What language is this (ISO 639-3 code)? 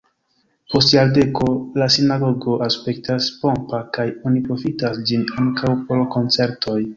epo